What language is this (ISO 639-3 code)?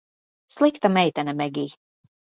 lav